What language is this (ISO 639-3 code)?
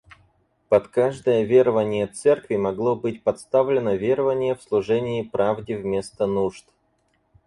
rus